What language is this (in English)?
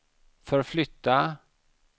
Swedish